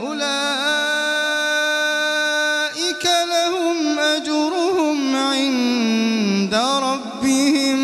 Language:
Arabic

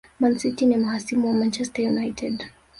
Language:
Swahili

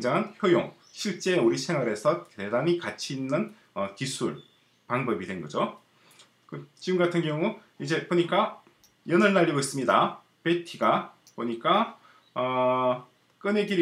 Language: Korean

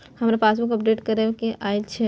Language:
Maithili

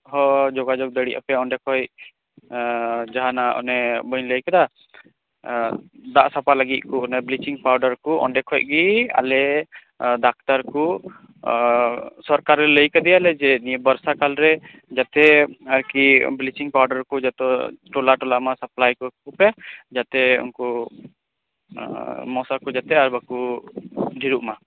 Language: Santali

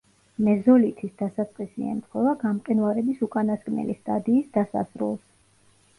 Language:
Georgian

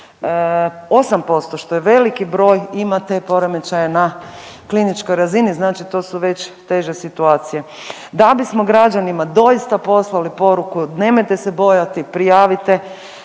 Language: Croatian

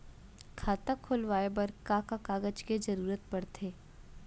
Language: Chhattisgarhi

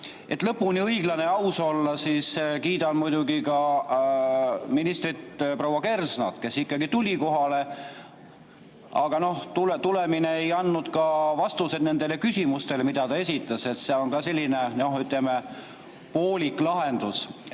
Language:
Estonian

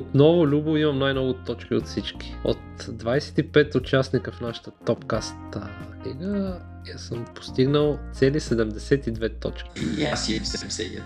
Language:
Bulgarian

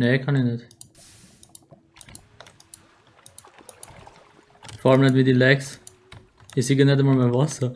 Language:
German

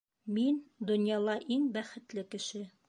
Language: Bashkir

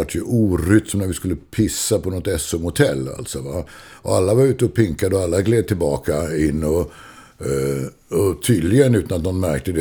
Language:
Swedish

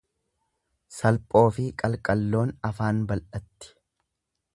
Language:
Oromo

